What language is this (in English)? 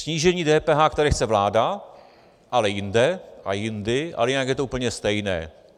Czech